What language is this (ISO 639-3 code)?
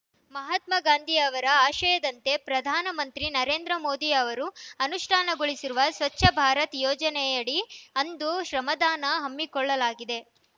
kan